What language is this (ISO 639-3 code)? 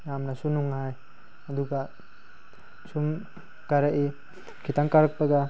mni